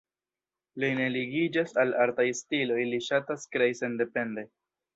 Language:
Esperanto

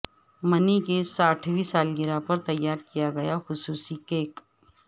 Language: Urdu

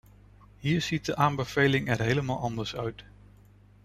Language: Dutch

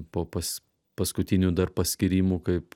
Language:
Lithuanian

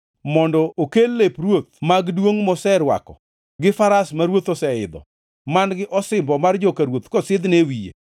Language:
Luo (Kenya and Tanzania)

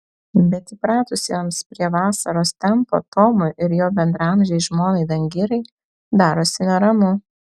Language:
Lithuanian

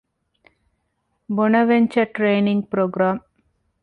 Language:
Divehi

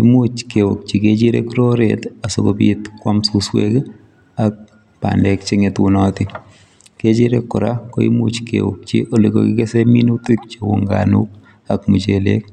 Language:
Kalenjin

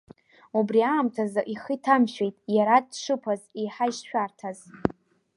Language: Abkhazian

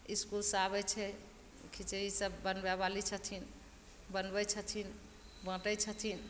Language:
Maithili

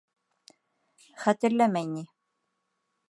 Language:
Bashkir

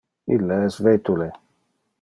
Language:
Interlingua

